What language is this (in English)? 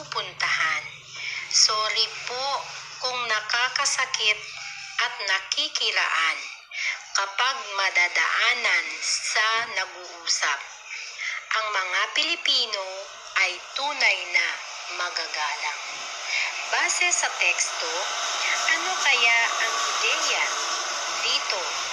Filipino